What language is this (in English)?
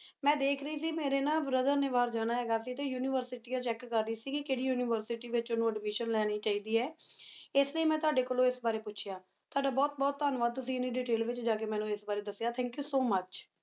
Punjabi